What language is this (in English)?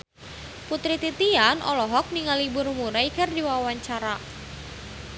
Sundanese